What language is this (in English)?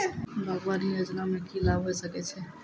Maithili